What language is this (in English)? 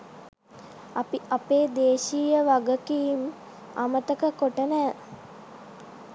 Sinhala